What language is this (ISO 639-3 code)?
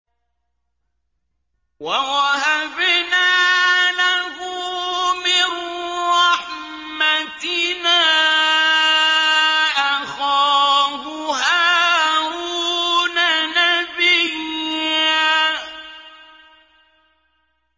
ara